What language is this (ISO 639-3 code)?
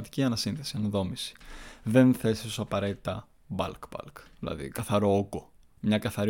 ell